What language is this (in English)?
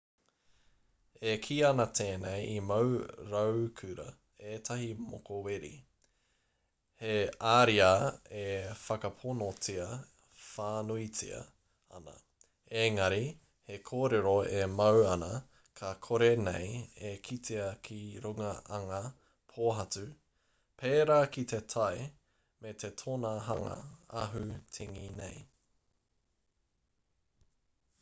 Māori